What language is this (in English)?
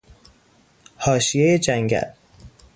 Persian